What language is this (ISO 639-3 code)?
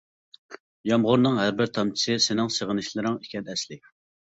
uig